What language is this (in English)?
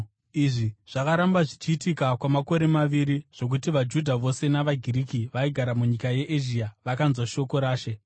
Shona